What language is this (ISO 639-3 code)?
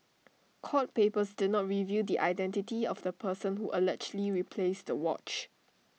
eng